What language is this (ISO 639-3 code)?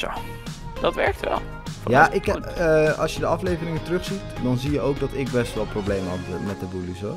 nld